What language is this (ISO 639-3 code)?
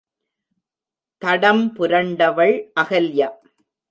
tam